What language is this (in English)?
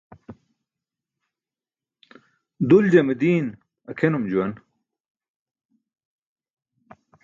Burushaski